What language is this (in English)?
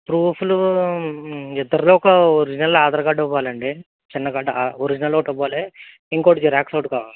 Telugu